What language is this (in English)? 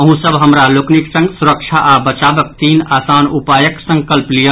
Maithili